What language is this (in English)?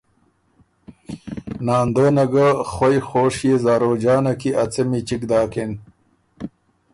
Ormuri